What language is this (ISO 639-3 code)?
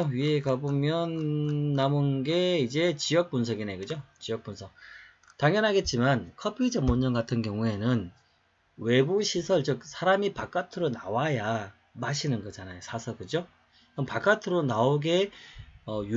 kor